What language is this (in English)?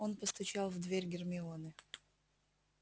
Russian